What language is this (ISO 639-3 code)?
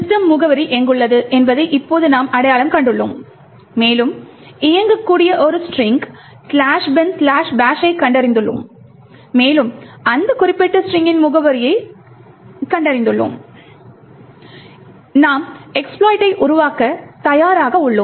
tam